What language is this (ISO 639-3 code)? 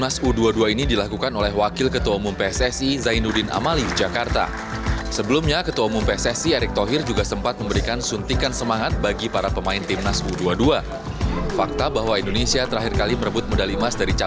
ind